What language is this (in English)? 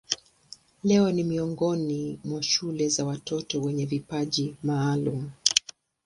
Swahili